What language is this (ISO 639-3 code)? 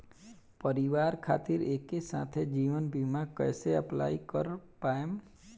bho